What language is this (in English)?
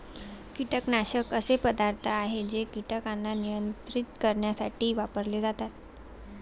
Marathi